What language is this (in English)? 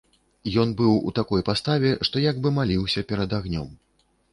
Belarusian